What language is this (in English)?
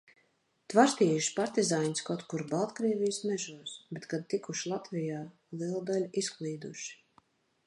Latvian